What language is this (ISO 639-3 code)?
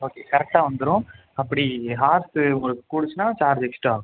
tam